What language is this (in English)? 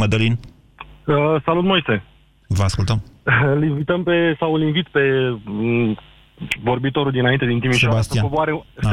Romanian